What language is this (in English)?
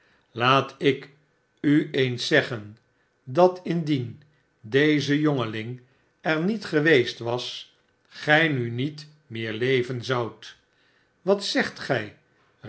Dutch